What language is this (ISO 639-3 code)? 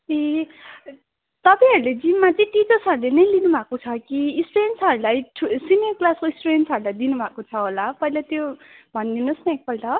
nep